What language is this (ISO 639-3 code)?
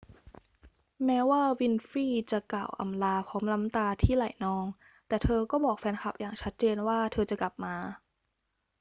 tha